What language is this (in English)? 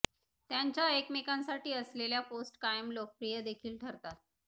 Marathi